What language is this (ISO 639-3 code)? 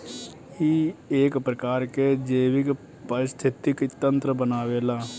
bho